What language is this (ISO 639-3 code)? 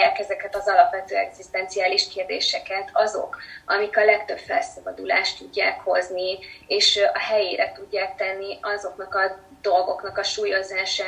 hun